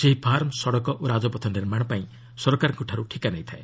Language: Odia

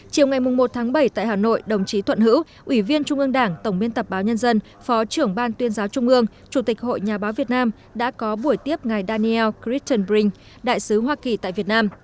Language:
Vietnamese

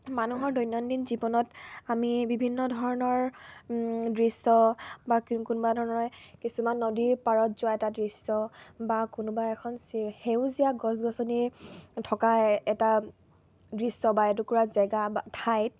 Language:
Assamese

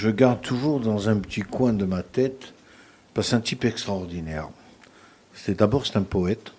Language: French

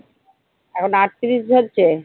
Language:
Bangla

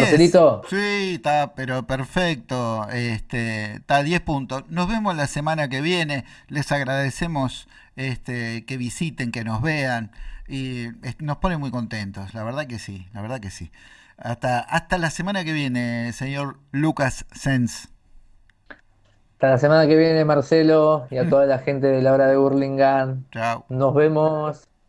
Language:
Spanish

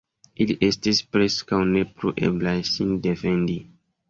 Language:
Esperanto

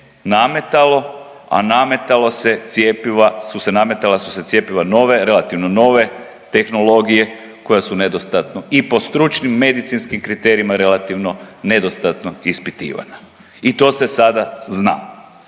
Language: Croatian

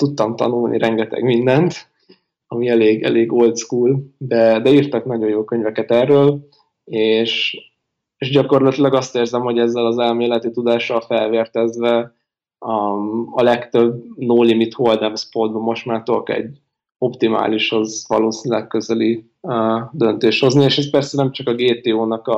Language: Hungarian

